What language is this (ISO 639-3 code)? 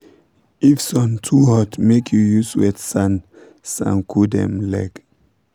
pcm